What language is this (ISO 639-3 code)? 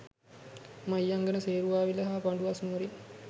sin